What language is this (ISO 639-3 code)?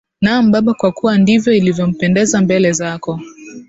swa